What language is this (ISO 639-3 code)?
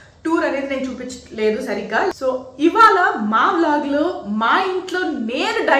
tel